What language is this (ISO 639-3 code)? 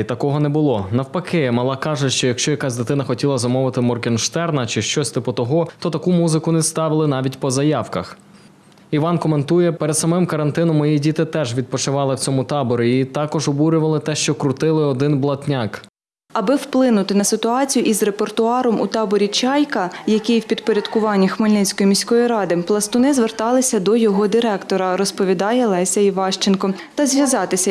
ukr